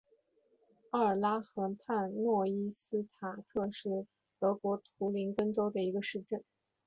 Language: Chinese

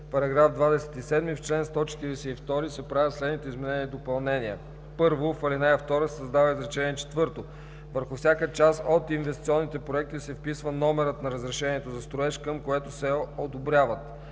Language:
Bulgarian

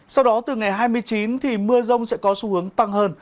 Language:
Vietnamese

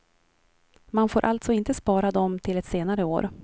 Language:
Swedish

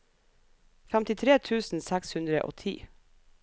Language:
Norwegian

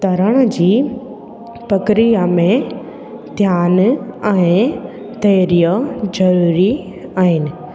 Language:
Sindhi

